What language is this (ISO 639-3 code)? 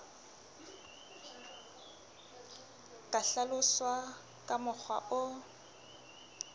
sot